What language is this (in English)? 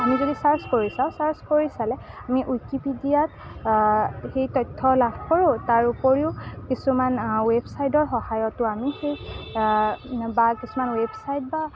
Assamese